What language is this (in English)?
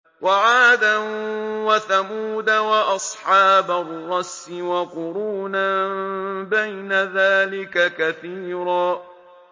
Arabic